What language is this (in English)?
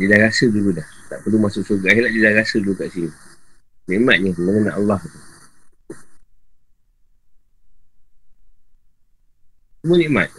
Malay